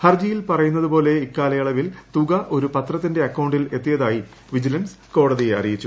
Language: Malayalam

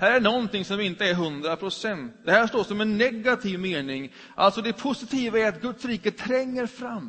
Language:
Swedish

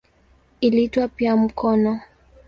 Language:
Swahili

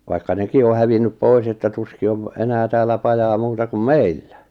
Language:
Finnish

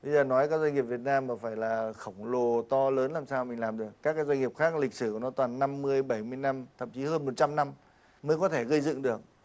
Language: Vietnamese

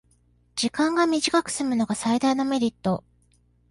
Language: Japanese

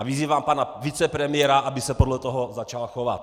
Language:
Czech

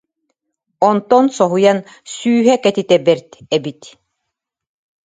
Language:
Yakut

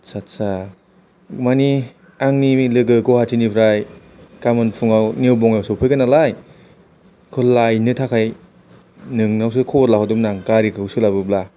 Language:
Bodo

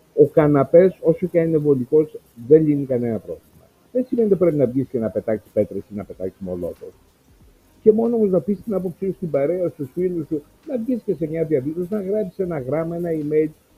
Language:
Greek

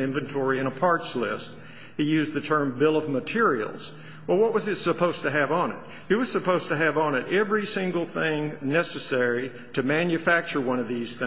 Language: English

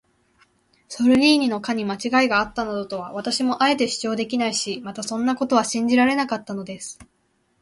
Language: Japanese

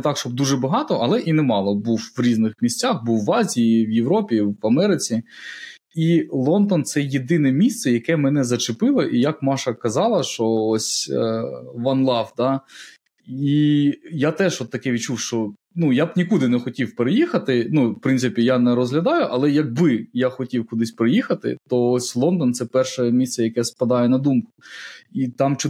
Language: Ukrainian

